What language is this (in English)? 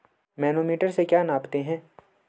Hindi